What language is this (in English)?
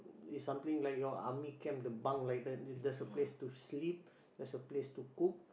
English